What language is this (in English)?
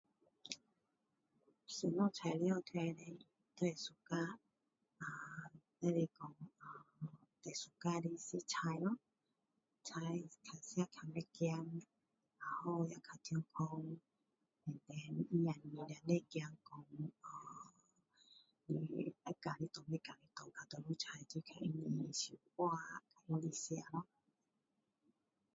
Min Dong Chinese